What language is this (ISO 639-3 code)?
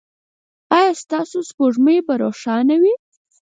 pus